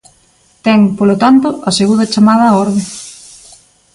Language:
Galician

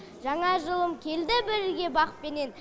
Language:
Kazakh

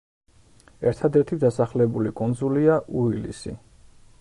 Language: Georgian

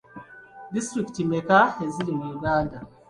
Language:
Ganda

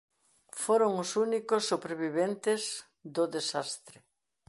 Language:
Galician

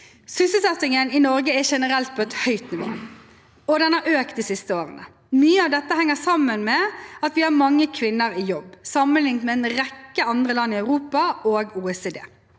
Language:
Norwegian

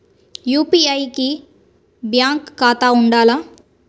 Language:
Telugu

